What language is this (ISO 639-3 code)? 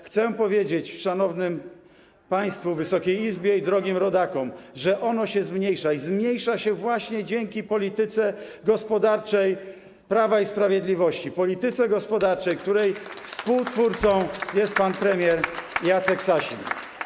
pol